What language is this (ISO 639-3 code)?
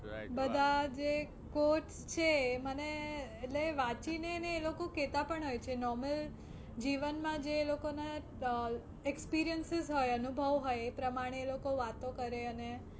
guj